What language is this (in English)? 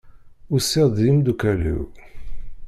Kabyle